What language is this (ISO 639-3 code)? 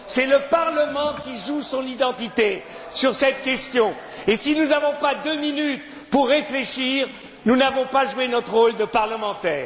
fra